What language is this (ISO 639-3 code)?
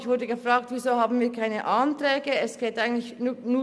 gsw